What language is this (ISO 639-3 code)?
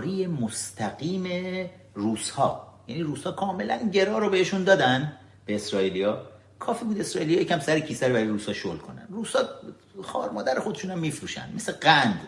fas